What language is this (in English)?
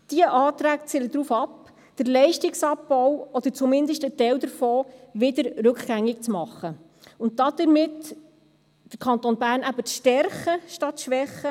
Swiss German